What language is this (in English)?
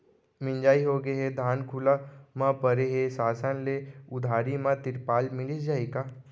Chhattisgarhi